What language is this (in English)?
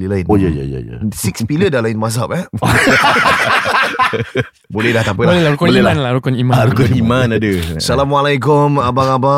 Malay